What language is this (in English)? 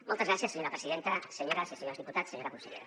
Catalan